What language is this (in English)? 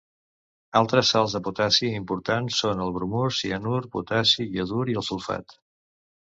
Catalan